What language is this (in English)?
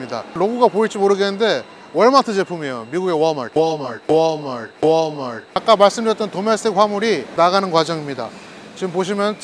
Korean